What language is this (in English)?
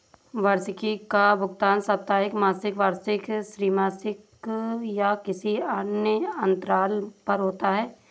Hindi